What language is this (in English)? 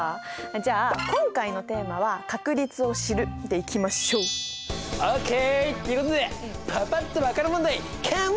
Japanese